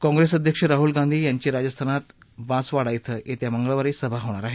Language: Marathi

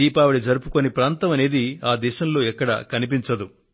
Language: Telugu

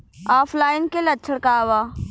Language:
Bhojpuri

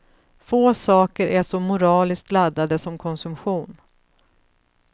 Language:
Swedish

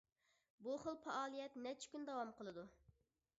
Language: Uyghur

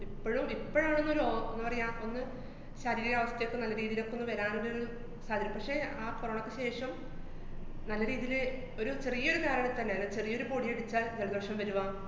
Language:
Malayalam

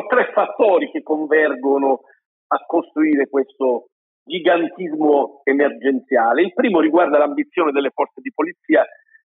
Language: Italian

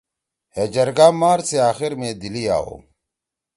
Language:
Torwali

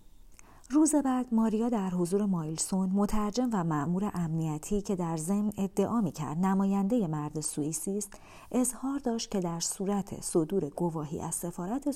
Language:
Persian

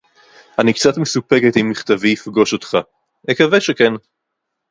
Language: Hebrew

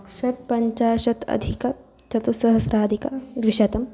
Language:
Sanskrit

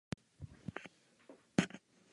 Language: Czech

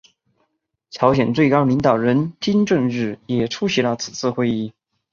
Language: Chinese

